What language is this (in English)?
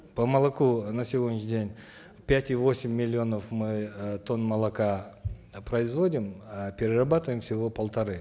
Kazakh